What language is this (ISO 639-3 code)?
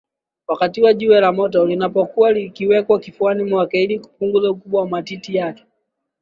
swa